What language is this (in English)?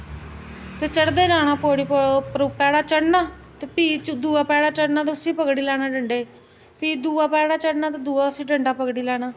Dogri